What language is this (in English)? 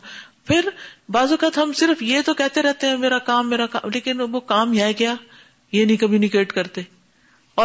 Urdu